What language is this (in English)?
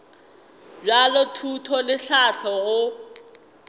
Northern Sotho